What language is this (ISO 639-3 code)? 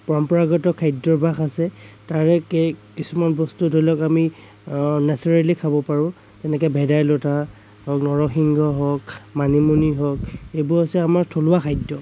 asm